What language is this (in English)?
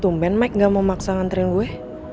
Indonesian